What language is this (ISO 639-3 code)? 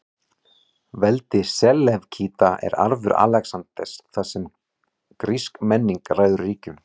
isl